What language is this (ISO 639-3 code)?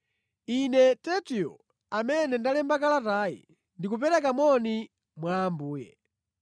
nya